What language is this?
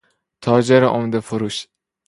Persian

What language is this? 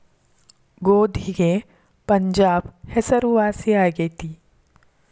Kannada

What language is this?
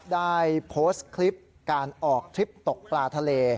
Thai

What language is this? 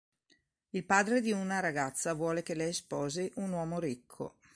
Italian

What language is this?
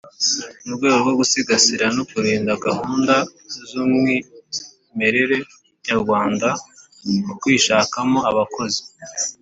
Kinyarwanda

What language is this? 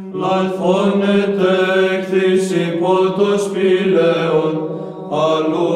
Greek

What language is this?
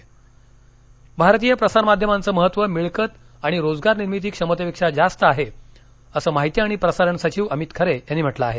Marathi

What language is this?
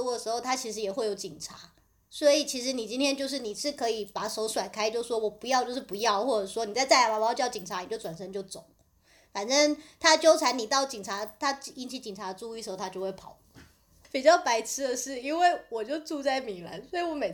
Chinese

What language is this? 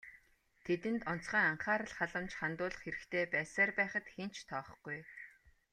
Mongolian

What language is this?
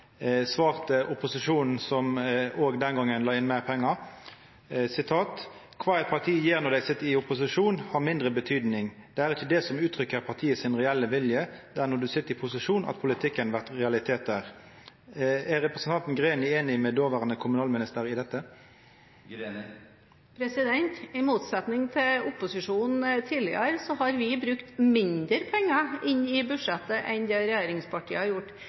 Norwegian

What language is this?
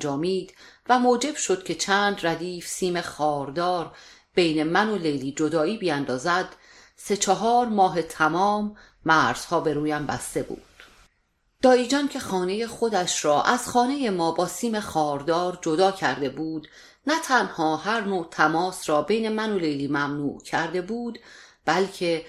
Persian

